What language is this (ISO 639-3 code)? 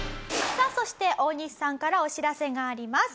jpn